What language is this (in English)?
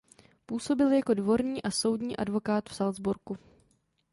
Czech